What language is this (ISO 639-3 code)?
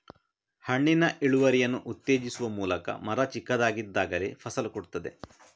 kan